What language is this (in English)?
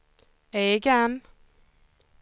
Swedish